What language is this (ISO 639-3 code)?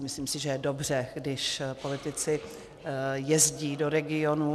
ces